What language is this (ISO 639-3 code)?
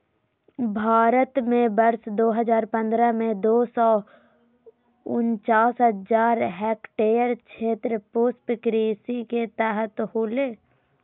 mag